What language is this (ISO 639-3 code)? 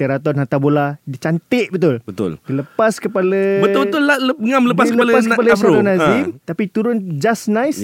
msa